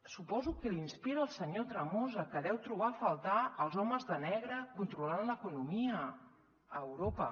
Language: Catalan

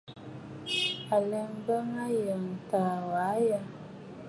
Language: Bafut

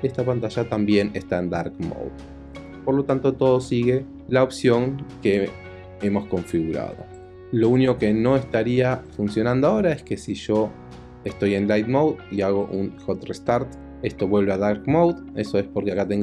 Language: Spanish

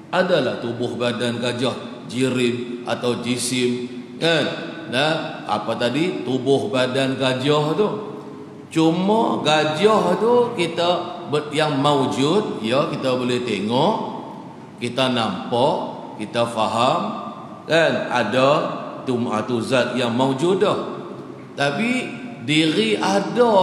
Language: Malay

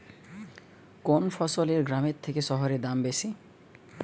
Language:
Bangla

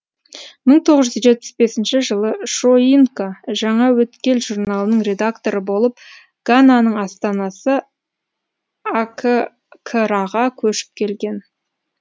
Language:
Kazakh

